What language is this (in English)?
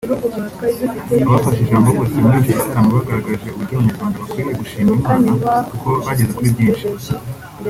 Kinyarwanda